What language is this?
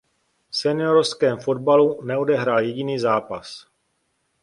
Czech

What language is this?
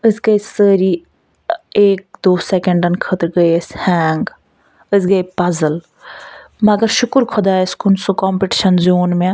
Kashmiri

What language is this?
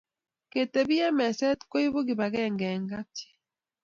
Kalenjin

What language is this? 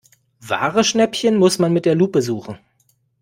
German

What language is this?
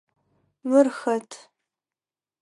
Adyghe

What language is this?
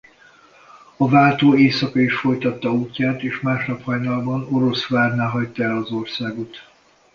Hungarian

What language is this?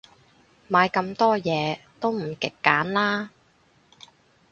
Cantonese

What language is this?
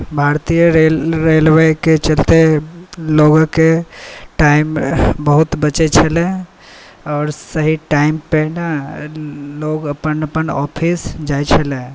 Maithili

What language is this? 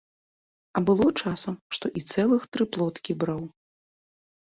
Belarusian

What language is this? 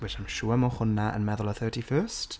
Welsh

